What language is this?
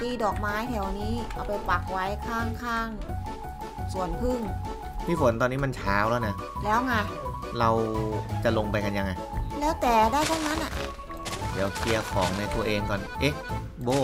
Thai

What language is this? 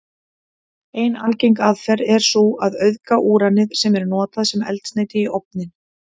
Icelandic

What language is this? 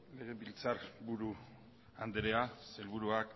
Basque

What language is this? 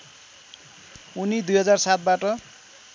Nepali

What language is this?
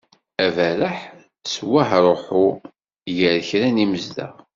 Kabyle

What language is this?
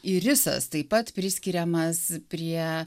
Lithuanian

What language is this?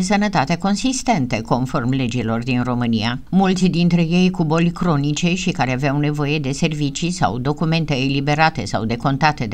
Romanian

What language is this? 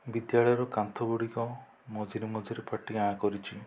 Odia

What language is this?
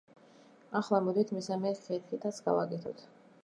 Georgian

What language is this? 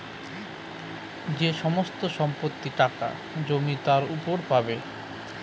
Bangla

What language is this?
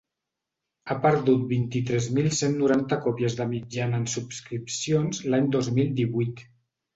Catalan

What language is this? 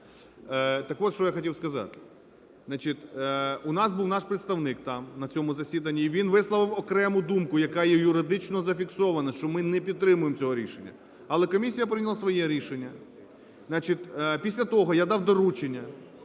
Ukrainian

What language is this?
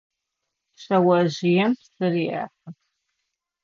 Adyghe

